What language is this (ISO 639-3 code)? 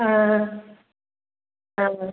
mal